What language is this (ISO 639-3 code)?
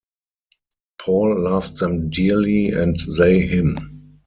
eng